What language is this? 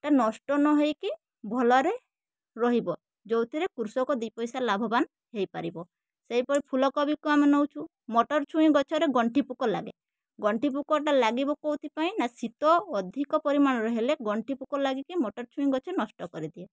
Odia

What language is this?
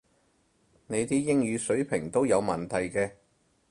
Cantonese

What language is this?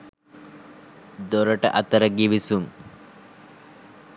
Sinhala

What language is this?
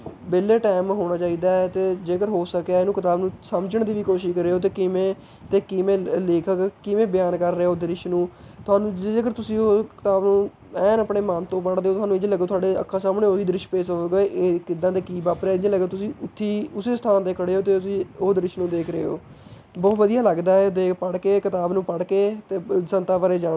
Punjabi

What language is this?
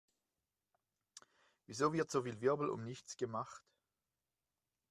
German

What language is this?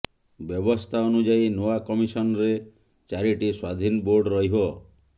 Odia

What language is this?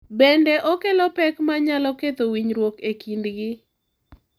Luo (Kenya and Tanzania)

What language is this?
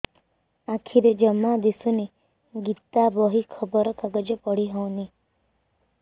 Odia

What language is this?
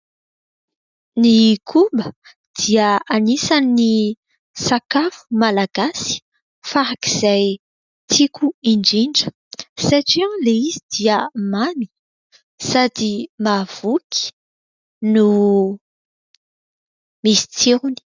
Malagasy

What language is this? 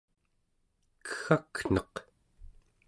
Central Yupik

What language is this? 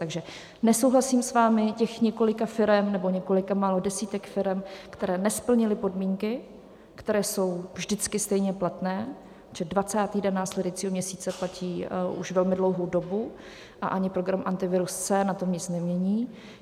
Czech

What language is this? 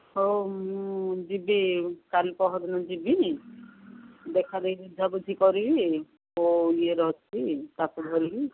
Odia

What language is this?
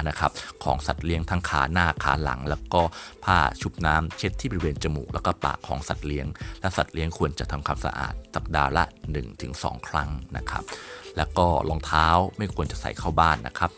Thai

